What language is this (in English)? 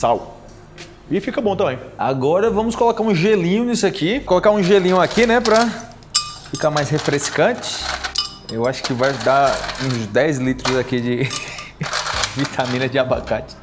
Portuguese